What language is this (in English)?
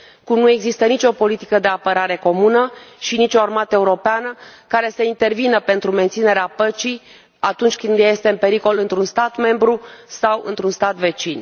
Romanian